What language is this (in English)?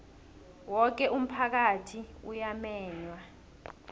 South Ndebele